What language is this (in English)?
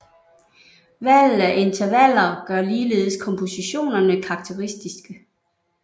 Danish